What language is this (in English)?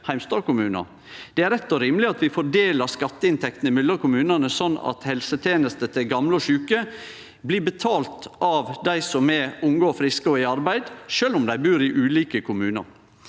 Norwegian